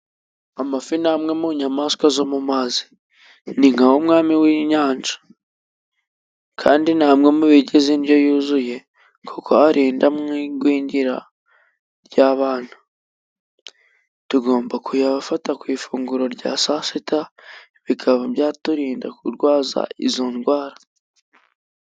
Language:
Kinyarwanda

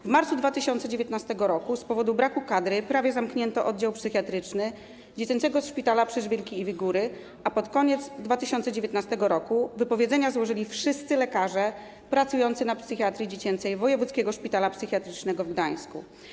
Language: Polish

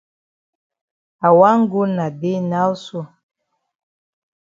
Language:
Cameroon Pidgin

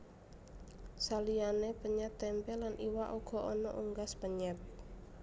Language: Javanese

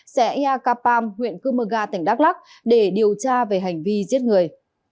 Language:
Vietnamese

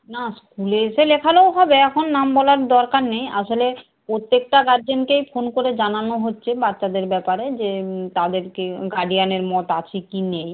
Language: Bangla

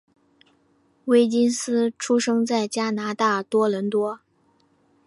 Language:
Chinese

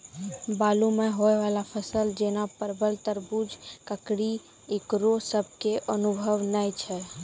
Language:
Maithili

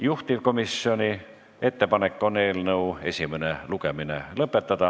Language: Estonian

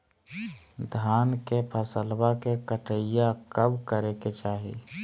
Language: Magahi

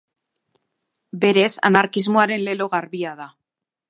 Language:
Basque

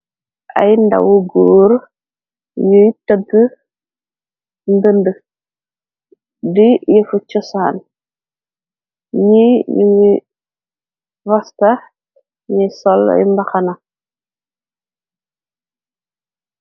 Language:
Wolof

